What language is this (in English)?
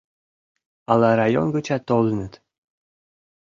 Mari